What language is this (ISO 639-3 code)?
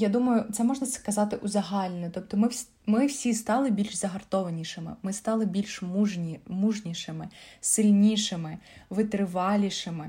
ukr